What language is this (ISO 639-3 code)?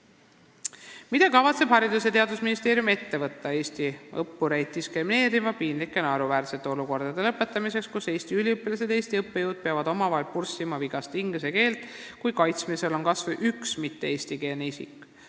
est